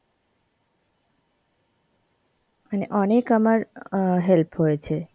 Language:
Bangla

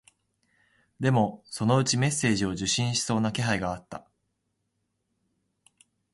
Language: Japanese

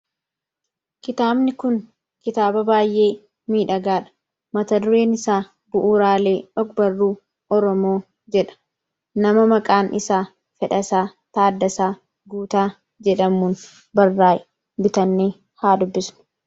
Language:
Oromo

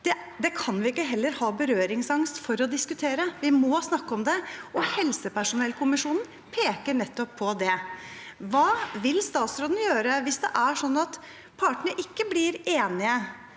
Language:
Norwegian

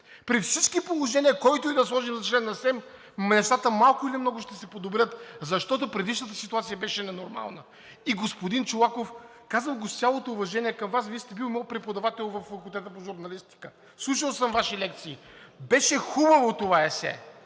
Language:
Bulgarian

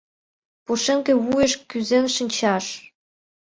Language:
Mari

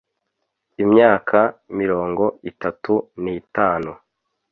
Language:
Kinyarwanda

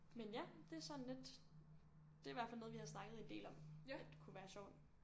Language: Danish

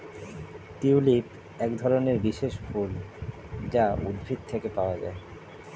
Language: Bangla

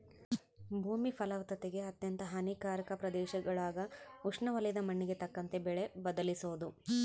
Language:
Kannada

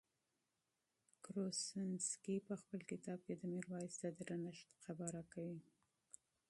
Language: Pashto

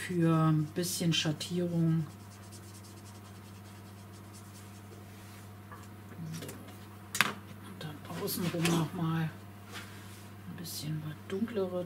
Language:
German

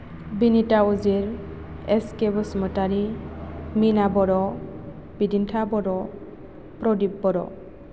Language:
Bodo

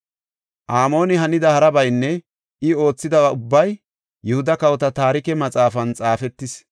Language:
Gofa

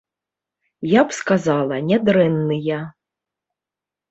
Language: Belarusian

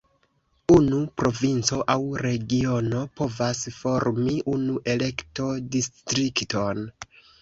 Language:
Esperanto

